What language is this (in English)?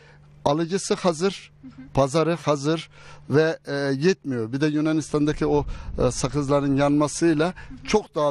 Turkish